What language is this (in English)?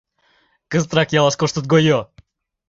Mari